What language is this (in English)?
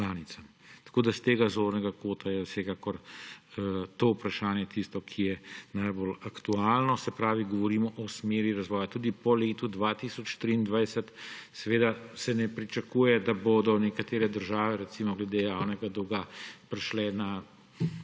Slovenian